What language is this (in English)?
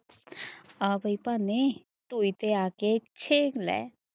Punjabi